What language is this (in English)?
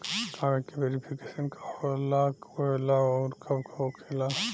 Bhojpuri